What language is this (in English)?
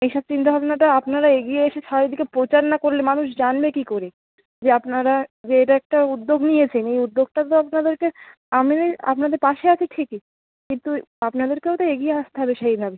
Bangla